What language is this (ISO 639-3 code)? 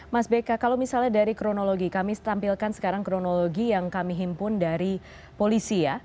ind